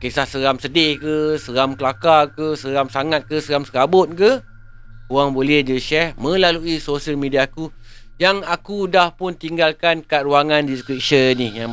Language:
Malay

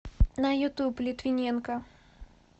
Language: Russian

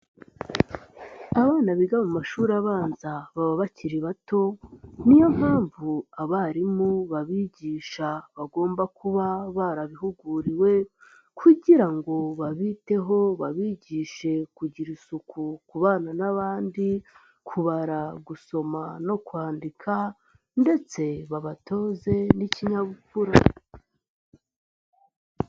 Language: Kinyarwanda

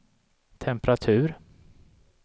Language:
Swedish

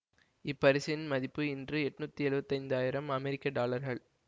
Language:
Tamil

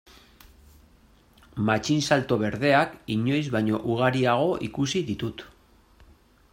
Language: Basque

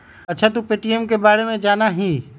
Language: Magahi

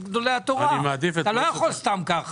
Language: Hebrew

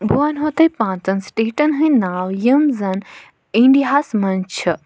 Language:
Kashmiri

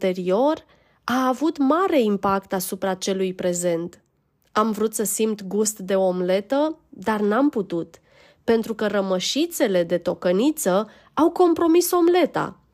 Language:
Romanian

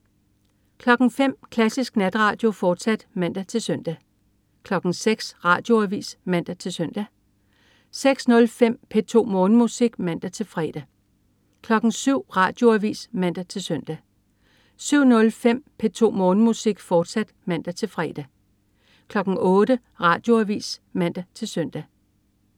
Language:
Danish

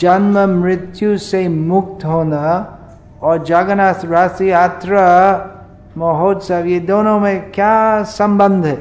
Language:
Hindi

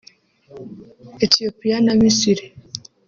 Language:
Kinyarwanda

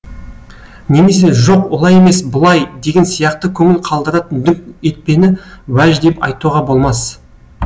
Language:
Kazakh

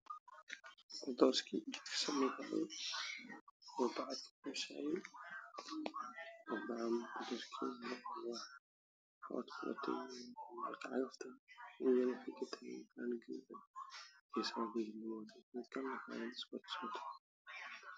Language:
Somali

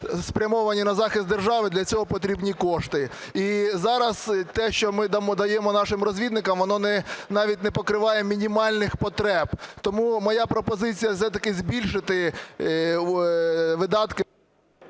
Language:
Ukrainian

